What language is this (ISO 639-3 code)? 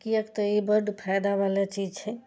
mai